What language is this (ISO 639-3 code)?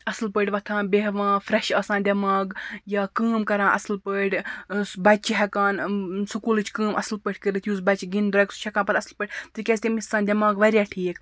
kas